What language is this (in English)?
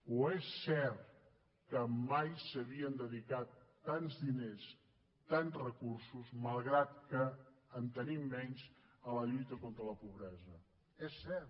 Catalan